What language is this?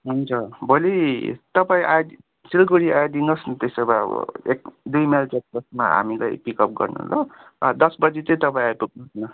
Nepali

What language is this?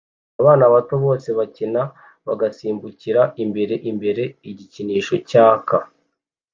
Kinyarwanda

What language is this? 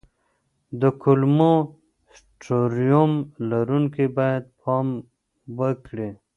Pashto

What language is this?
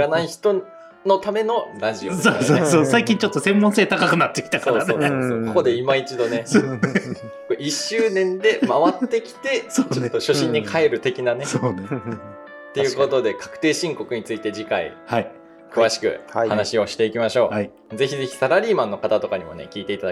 Japanese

